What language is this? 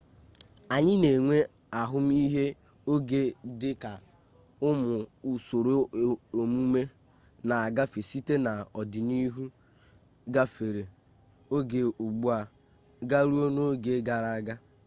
Igbo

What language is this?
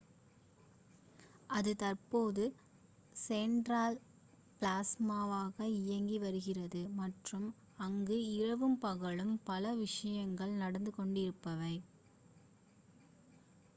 Tamil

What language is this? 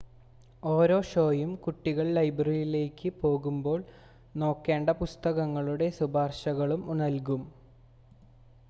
Malayalam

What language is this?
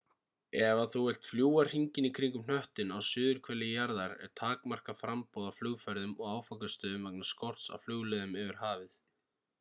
Icelandic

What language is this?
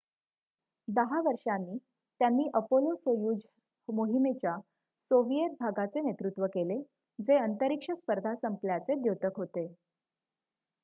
Marathi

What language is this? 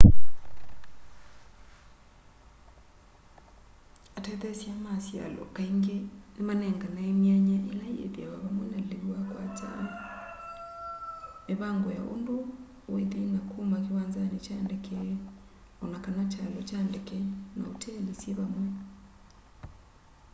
Kamba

